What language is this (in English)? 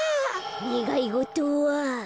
Japanese